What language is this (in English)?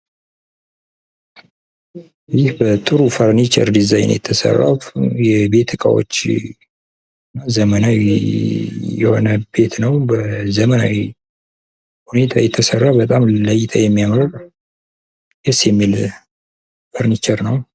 Amharic